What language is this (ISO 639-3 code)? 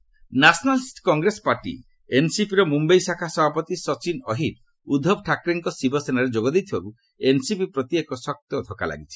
ori